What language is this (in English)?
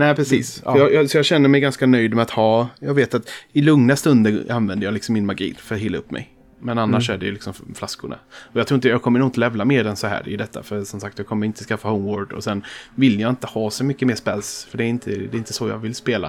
Swedish